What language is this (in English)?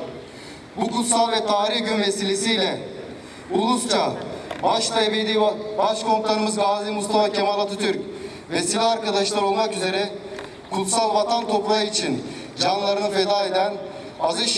Turkish